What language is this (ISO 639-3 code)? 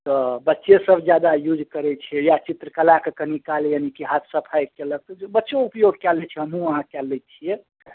mai